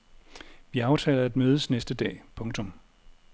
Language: Danish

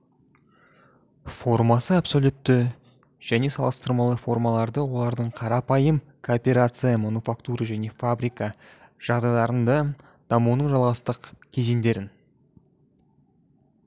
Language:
Kazakh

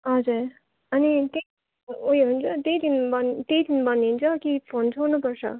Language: Nepali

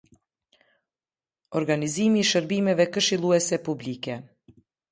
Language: Albanian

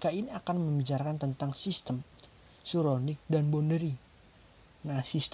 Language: Indonesian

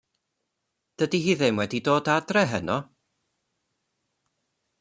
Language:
Welsh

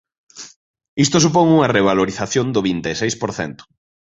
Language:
Galician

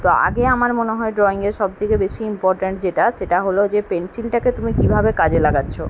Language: Bangla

